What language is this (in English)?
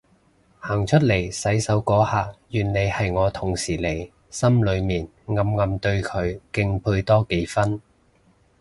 Cantonese